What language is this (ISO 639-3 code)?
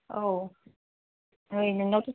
brx